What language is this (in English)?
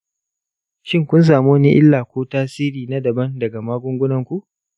Hausa